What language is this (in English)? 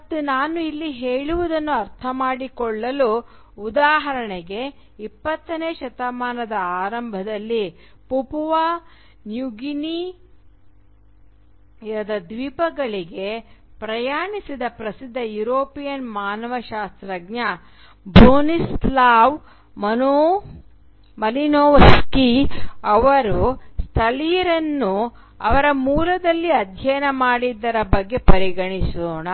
Kannada